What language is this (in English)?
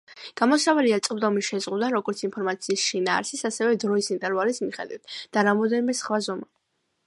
Georgian